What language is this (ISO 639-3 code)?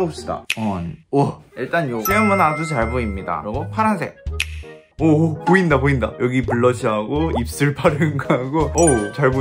kor